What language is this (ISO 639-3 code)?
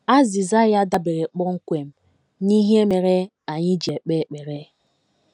ibo